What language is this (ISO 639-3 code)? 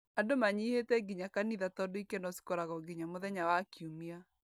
kik